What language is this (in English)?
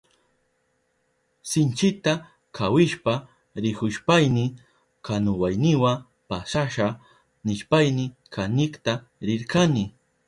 Southern Pastaza Quechua